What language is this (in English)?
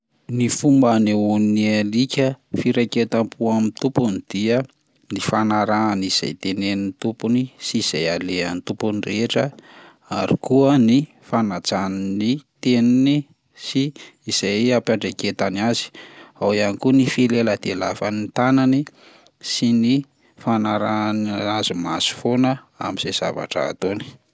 Malagasy